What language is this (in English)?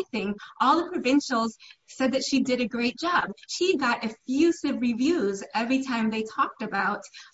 English